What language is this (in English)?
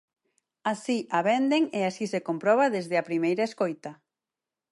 Galician